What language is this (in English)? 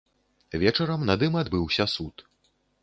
Belarusian